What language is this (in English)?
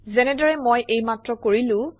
Assamese